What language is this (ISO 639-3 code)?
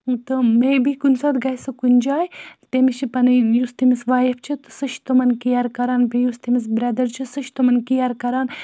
kas